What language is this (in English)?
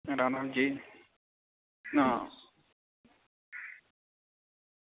Dogri